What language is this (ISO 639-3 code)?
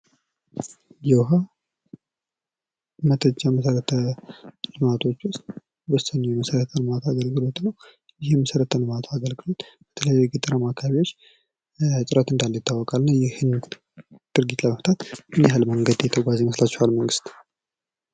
amh